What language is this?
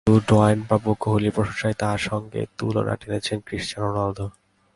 Bangla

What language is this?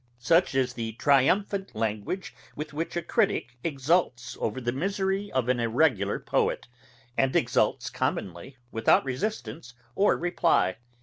English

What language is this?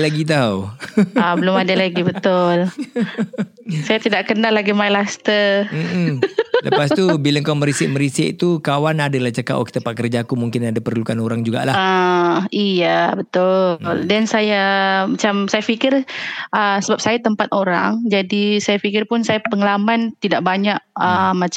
Malay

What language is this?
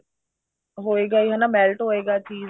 Punjabi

